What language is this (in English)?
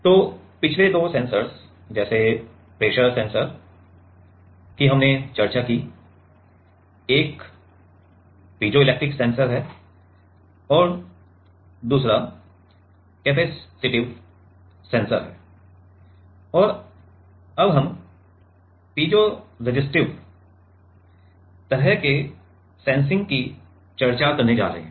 Hindi